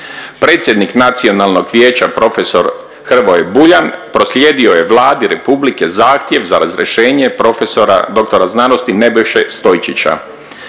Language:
Croatian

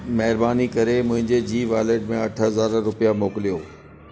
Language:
Sindhi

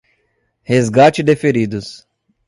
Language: Portuguese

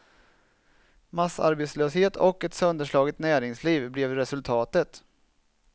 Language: Swedish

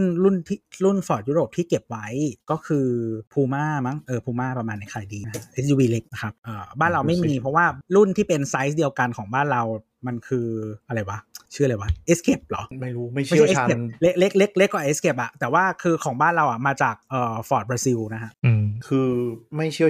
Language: Thai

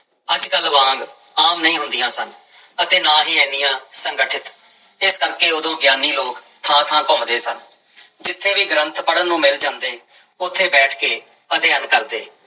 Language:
Punjabi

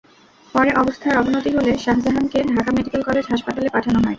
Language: Bangla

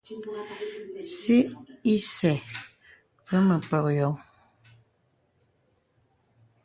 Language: Bebele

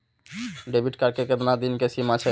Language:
Maithili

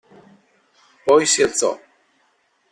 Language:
Italian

